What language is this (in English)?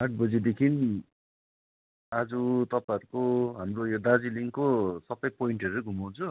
Nepali